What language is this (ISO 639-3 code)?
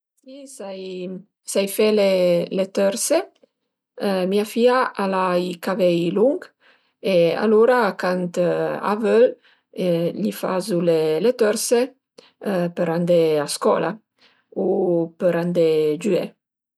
pms